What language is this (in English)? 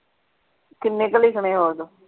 Punjabi